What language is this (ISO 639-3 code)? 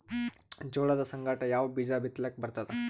kan